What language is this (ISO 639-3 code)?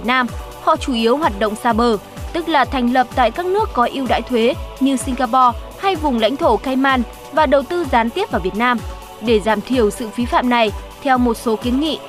vie